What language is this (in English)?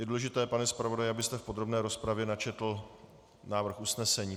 Czech